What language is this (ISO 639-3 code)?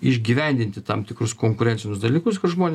lit